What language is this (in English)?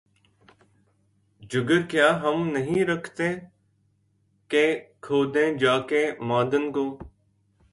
Urdu